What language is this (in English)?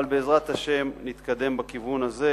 Hebrew